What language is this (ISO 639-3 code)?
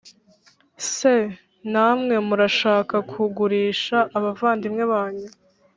kin